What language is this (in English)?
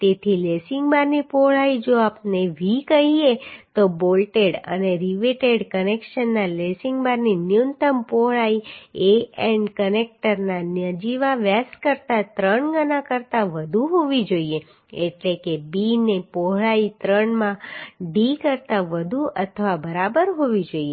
Gujarati